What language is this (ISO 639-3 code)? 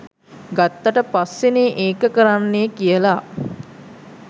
sin